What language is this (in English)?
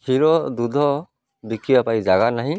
Odia